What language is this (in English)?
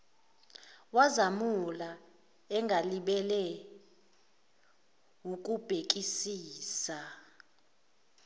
Zulu